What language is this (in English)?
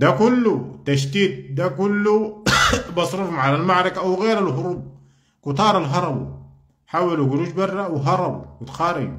Arabic